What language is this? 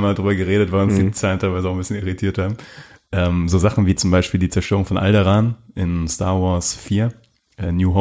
German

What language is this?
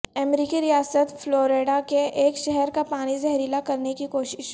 Urdu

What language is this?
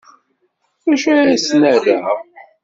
Kabyle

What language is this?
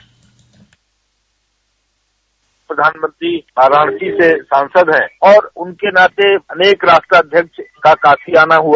Hindi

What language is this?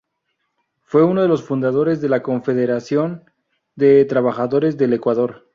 Spanish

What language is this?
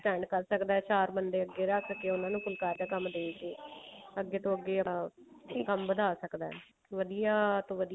Punjabi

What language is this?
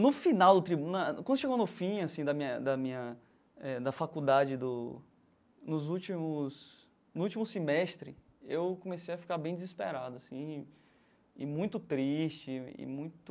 Portuguese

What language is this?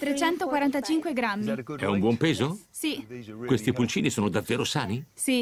Italian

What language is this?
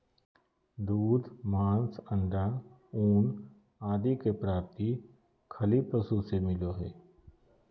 Magahi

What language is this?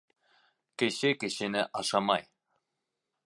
Bashkir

